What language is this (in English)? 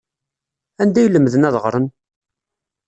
Kabyle